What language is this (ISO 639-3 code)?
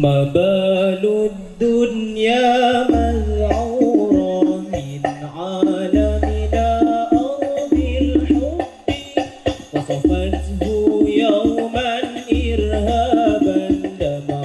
ind